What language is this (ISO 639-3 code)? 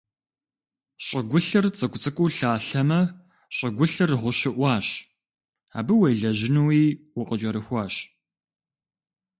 kbd